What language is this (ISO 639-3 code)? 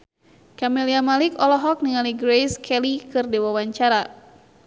sun